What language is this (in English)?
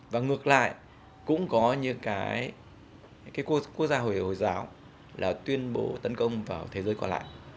Vietnamese